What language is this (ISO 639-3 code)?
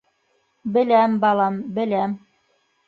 bak